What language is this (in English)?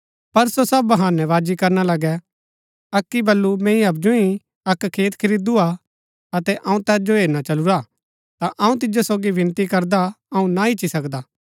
Gaddi